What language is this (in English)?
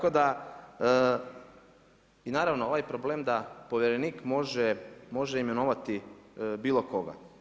Croatian